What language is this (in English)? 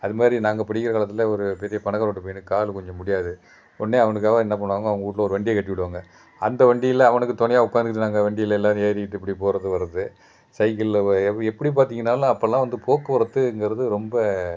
Tamil